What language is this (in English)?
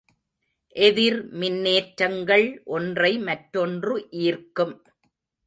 Tamil